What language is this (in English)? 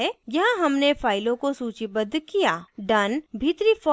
Hindi